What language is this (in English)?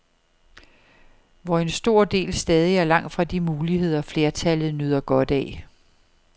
Danish